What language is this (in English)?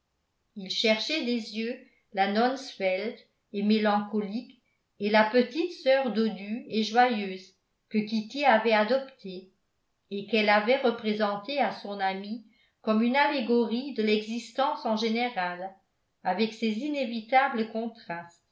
French